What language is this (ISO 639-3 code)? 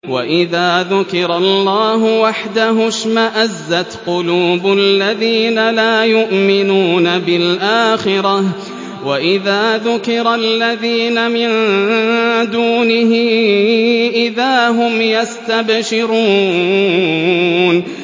ara